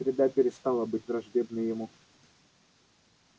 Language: Russian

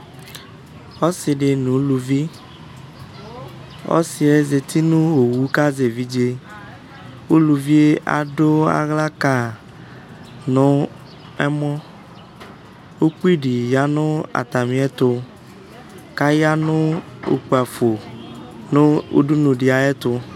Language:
Ikposo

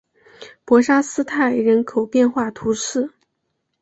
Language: Chinese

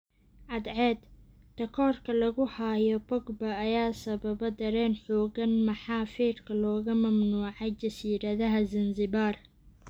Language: Somali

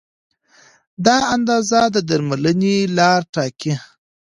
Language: Pashto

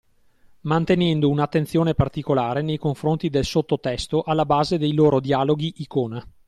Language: Italian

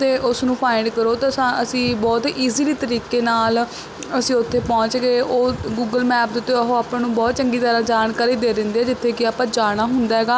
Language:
Punjabi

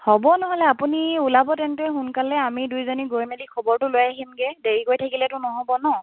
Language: Assamese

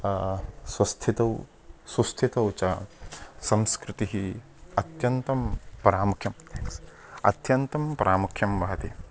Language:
Sanskrit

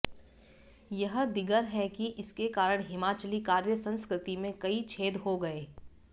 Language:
Hindi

